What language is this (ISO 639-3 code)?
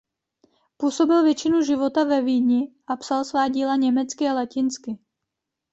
ces